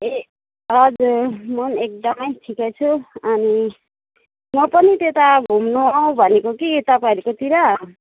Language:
Nepali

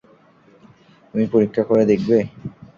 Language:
Bangla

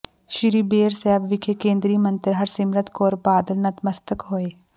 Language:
Punjabi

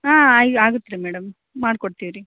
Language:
Kannada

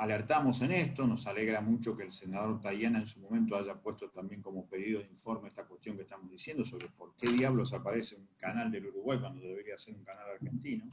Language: Spanish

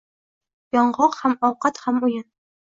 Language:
Uzbek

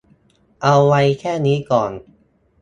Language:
Thai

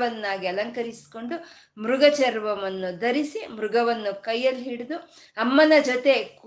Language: Kannada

